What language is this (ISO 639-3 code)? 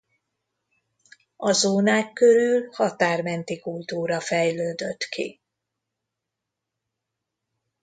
hun